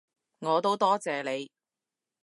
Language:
Cantonese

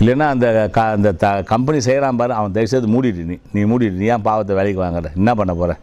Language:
Tamil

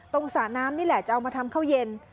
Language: Thai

